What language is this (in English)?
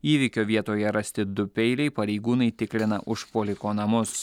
Lithuanian